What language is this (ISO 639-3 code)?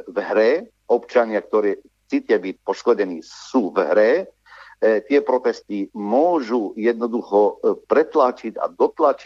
slk